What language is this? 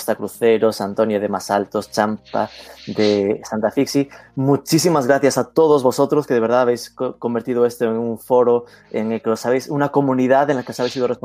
Spanish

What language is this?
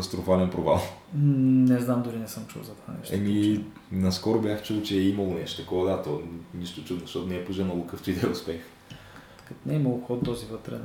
Bulgarian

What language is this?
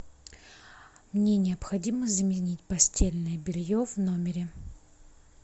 Russian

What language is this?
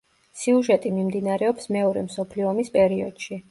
Georgian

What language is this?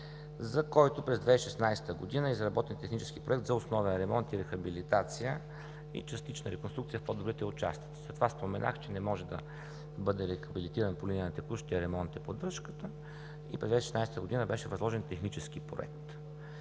Bulgarian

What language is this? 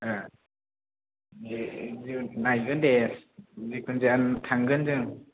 Bodo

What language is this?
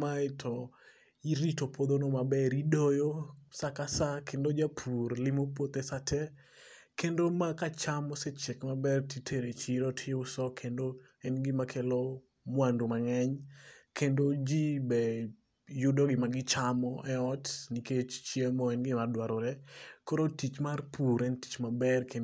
Luo (Kenya and Tanzania)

